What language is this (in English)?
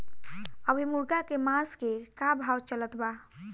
Bhojpuri